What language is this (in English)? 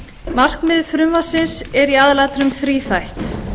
Icelandic